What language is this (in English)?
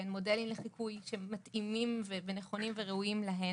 Hebrew